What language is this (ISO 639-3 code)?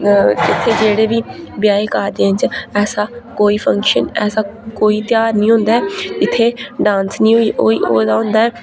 doi